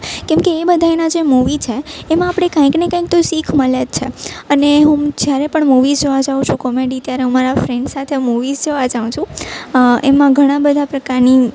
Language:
Gujarati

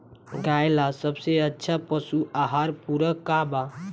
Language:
Bhojpuri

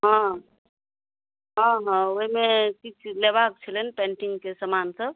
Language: Maithili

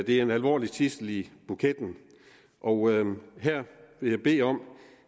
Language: Danish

